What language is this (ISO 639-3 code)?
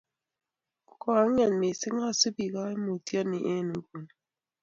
kln